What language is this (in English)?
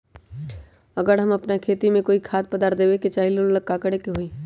Magahi